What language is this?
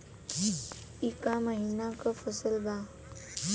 Bhojpuri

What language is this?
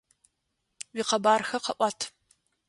Adyghe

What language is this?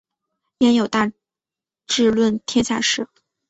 Chinese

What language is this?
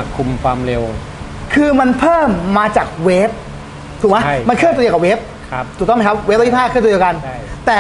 Thai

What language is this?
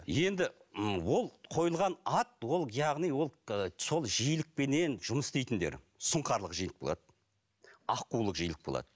Kazakh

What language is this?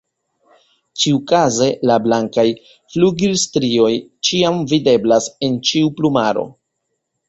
Esperanto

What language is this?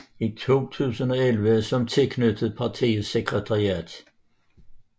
Danish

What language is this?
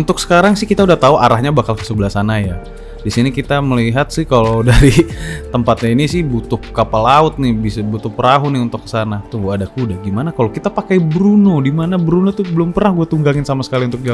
Indonesian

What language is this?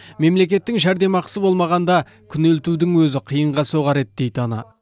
Kazakh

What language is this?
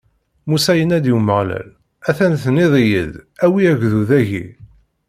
Kabyle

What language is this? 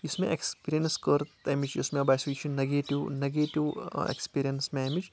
Kashmiri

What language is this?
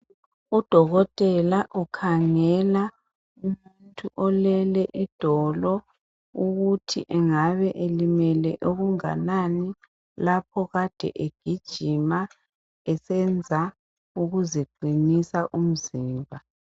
North Ndebele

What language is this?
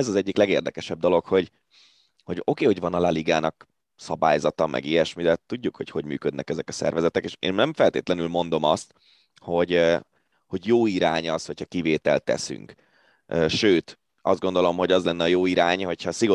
Hungarian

